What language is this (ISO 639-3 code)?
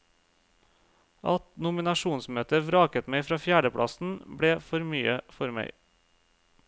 nor